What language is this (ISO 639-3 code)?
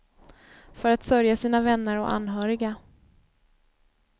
swe